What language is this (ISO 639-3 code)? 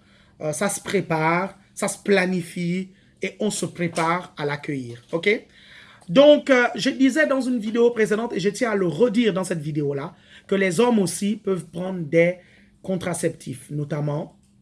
fra